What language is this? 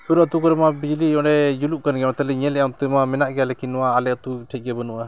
Santali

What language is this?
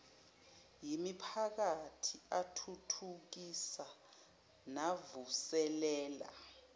Zulu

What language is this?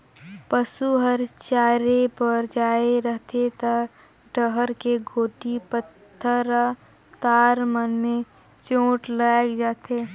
Chhattisgarhi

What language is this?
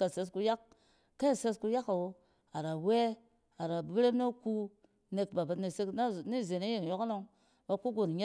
Cen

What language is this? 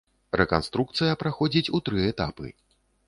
Belarusian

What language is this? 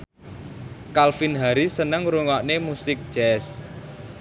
Javanese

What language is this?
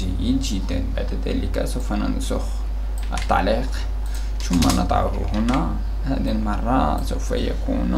Arabic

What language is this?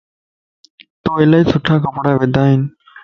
Lasi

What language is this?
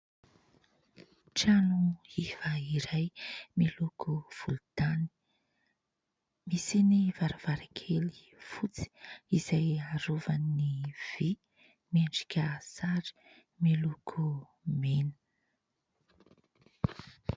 Malagasy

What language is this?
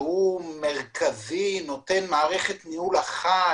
Hebrew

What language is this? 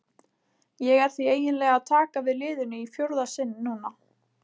Icelandic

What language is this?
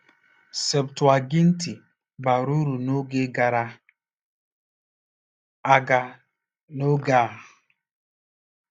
Igbo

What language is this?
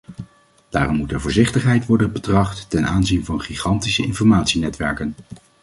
Dutch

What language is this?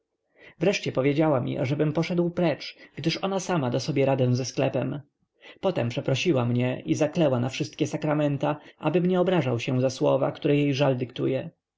Polish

